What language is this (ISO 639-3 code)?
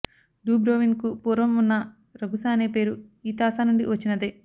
tel